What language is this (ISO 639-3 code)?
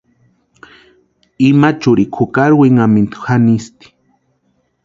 pua